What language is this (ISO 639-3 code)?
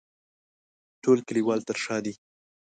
pus